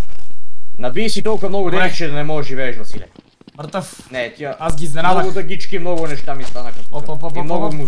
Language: Bulgarian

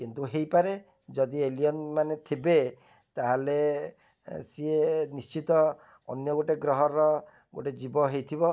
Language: Odia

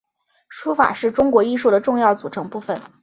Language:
Chinese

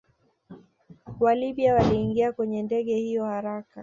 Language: Swahili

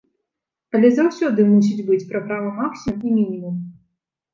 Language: Belarusian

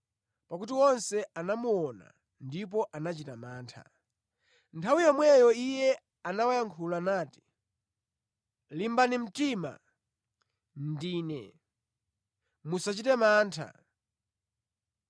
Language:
Nyanja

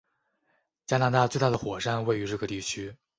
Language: Chinese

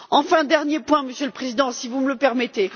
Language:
French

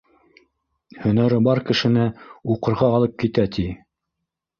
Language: Bashkir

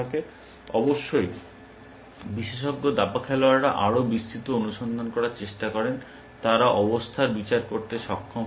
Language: Bangla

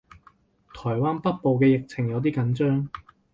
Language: Cantonese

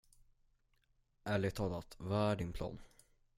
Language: Swedish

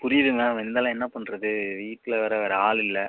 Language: Tamil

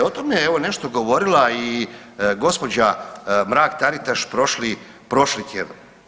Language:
Croatian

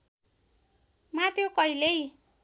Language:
Nepali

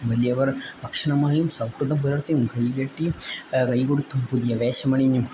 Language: Malayalam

